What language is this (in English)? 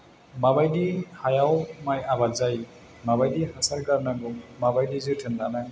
Bodo